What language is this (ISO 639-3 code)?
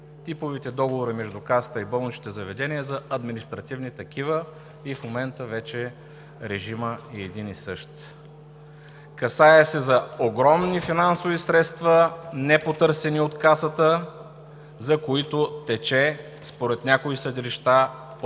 bul